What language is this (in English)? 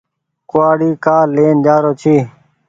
Goaria